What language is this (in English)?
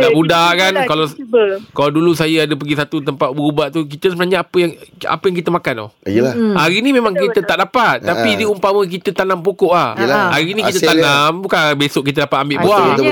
Malay